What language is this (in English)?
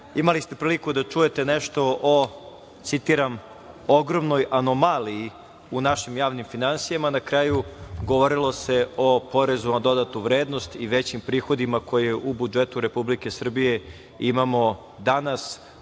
Serbian